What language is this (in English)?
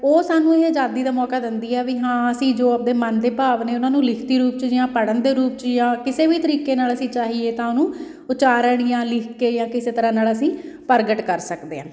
Punjabi